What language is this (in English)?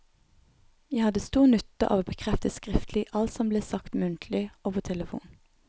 Norwegian